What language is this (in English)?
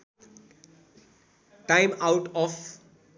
Nepali